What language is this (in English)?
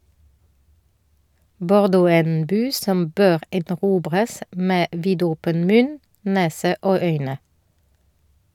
Norwegian